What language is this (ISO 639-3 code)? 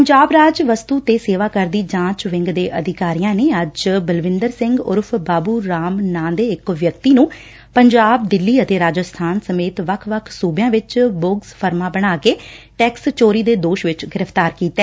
pan